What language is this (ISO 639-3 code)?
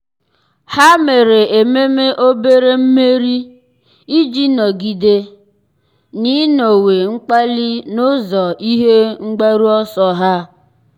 ibo